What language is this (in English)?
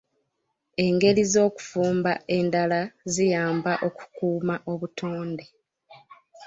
Ganda